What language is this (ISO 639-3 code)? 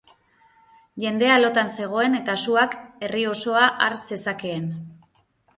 eus